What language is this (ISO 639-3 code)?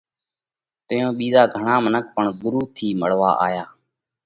kvx